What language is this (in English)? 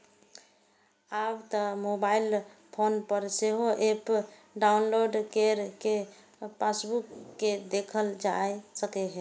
Maithili